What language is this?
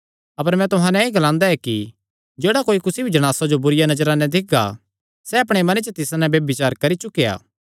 Kangri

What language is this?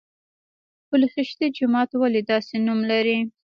Pashto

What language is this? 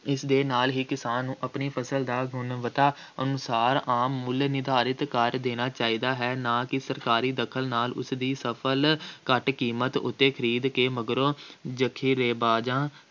Punjabi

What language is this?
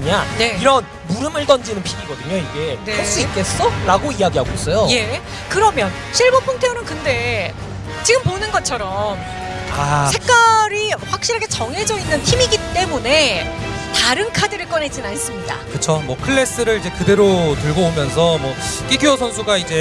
Korean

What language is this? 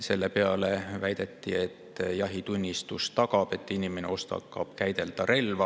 Estonian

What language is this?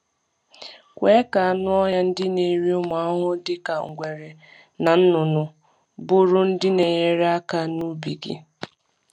Igbo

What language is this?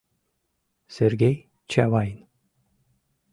Mari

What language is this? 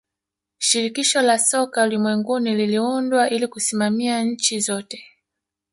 Swahili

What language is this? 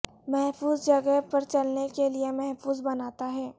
Urdu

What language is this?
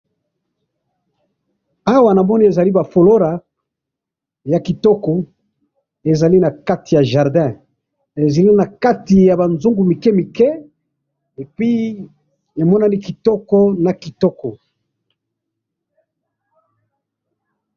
Lingala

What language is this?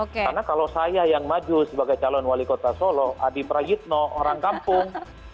Indonesian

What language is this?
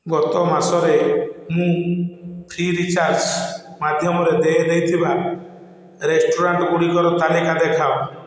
Odia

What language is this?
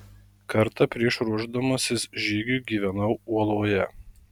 Lithuanian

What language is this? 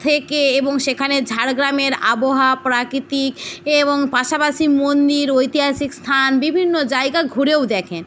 Bangla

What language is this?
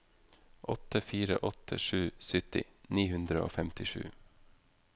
Norwegian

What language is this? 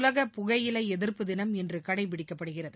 Tamil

